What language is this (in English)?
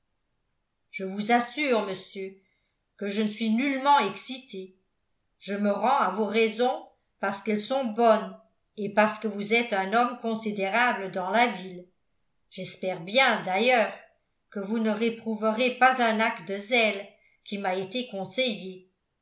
French